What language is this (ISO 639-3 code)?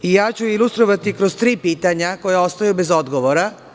srp